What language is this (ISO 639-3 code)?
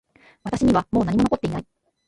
jpn